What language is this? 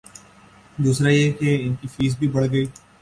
Urdu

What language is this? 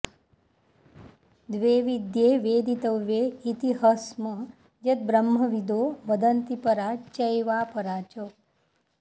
Sanskrit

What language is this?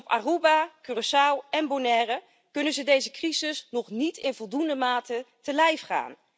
Dutch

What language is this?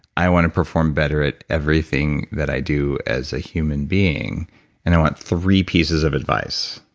English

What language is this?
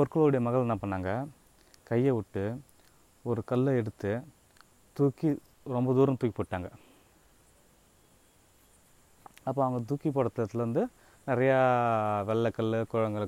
Tamil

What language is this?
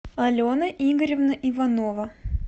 Russian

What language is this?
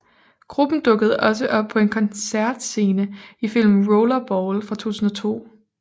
Danish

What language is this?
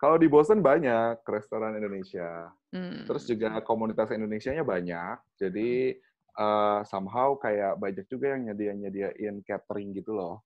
Indonesian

